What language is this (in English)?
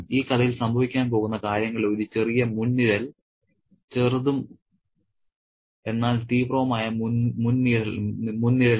Malayalam